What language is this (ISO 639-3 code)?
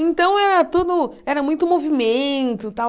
por